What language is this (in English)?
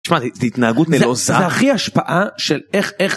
Hebrew